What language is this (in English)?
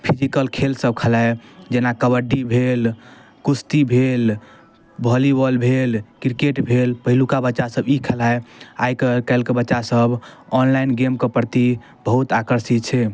Maithili